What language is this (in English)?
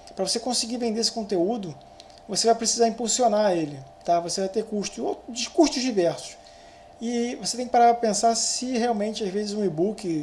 Portuguese